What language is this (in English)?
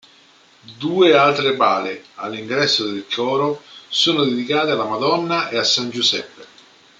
Italian